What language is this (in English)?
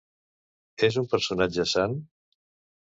Catalan